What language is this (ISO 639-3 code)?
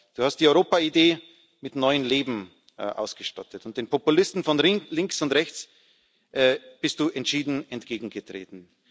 deu